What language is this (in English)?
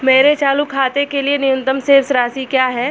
Hindi